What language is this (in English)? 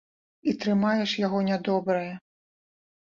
Belarusian